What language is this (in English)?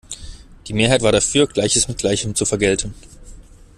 German